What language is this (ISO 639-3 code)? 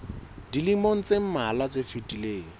sot